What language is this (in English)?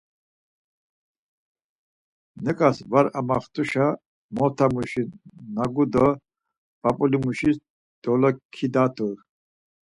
Laz